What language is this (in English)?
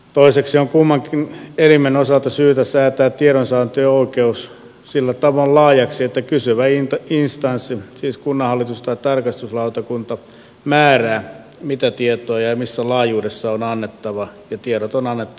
Finnish